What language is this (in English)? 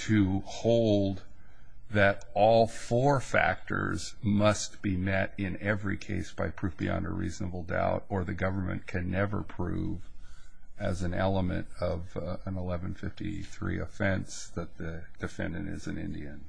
English